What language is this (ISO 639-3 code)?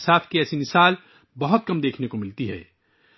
urd